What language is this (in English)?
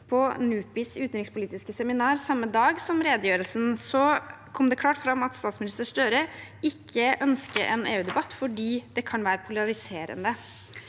Norwegian